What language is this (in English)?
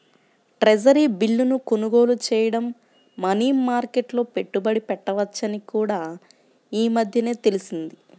Telugu